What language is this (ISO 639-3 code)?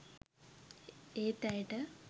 sin